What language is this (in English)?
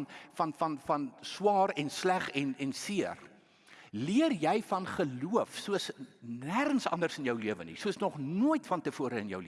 Dutch